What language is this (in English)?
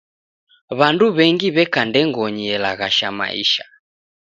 Taita